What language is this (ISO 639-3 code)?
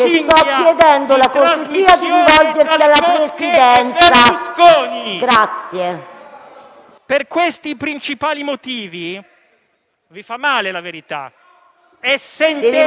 ita